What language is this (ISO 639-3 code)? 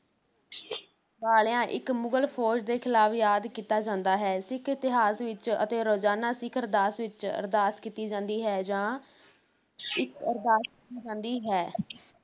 pan